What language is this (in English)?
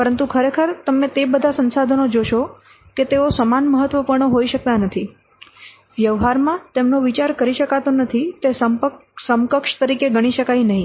Gujarati